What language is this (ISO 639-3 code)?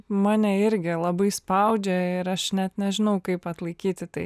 lit